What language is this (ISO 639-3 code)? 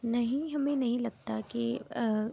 urd